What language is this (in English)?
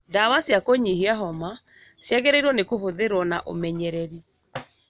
Kikuyu